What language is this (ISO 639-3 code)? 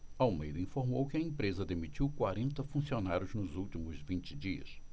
por